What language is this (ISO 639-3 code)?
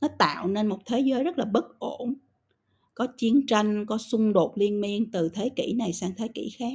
vie